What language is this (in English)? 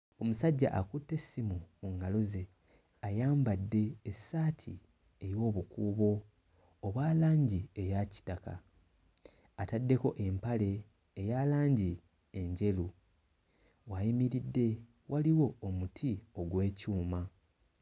Ganda